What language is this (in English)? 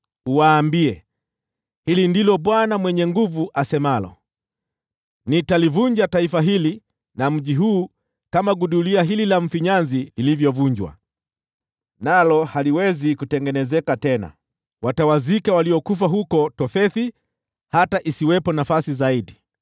Swahili